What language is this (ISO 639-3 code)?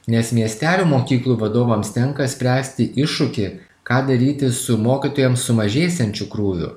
lit